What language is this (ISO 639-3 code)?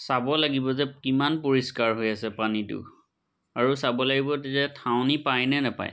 asm